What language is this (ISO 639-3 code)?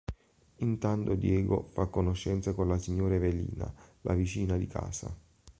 ita